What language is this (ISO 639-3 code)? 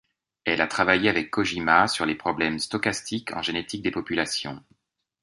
fra